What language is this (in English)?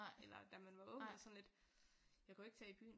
Danish